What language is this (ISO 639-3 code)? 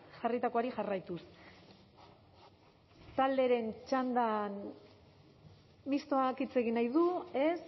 eus